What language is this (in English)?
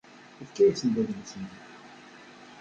Kabyle